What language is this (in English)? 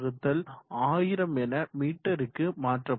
Tamil